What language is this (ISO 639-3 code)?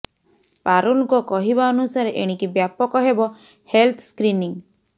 ori